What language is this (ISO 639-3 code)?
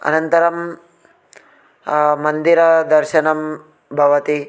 san